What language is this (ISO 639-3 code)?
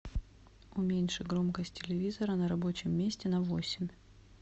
rus